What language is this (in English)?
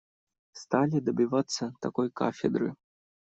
Russian